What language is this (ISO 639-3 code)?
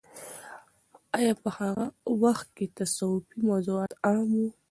pus